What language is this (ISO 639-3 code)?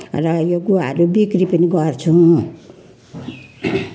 nep